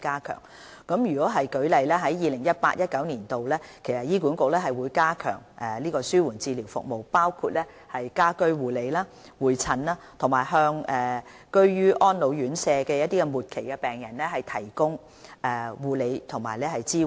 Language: Cantonese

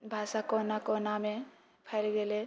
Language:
Maithili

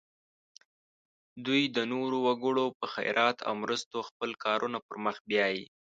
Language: Pashto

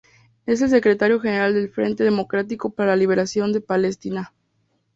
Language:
Spanish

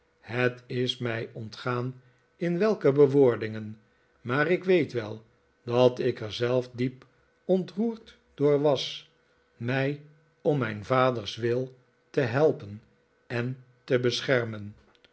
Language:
Dutch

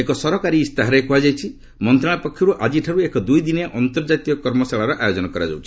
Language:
Odia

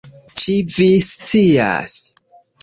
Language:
Esperanto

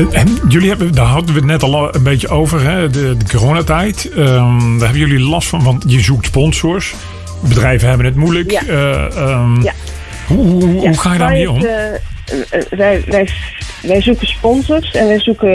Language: Dutch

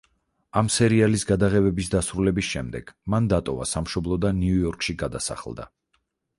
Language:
Georgian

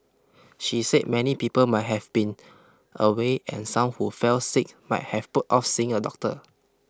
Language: English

